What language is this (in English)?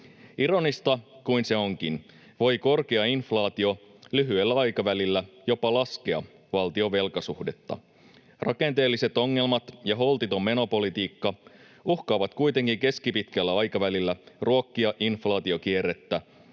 Finnish